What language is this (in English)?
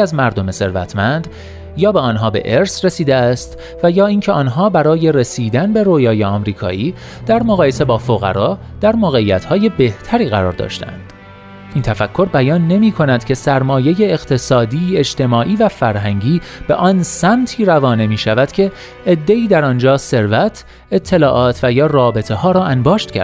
Persian